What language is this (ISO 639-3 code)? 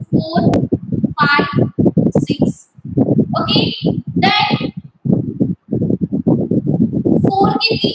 ind